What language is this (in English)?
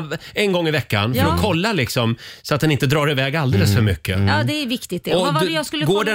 Swedish